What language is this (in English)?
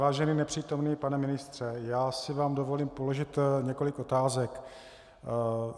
Czech